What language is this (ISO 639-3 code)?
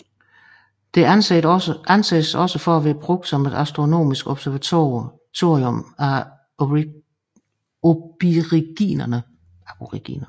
dan